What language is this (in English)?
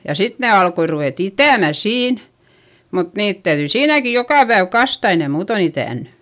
Finnish